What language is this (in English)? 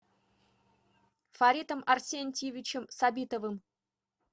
Russian